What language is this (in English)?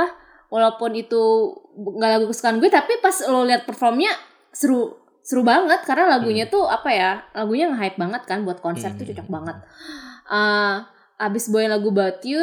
Indonesian